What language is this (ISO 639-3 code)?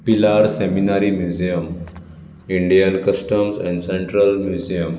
kok